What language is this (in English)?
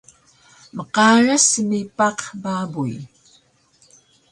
Taroko